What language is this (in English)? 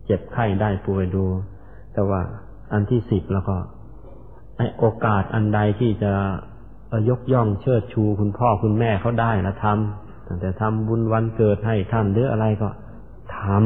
Thai